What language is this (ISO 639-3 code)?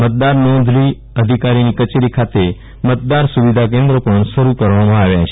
guj